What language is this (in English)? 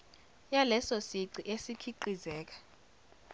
Zulu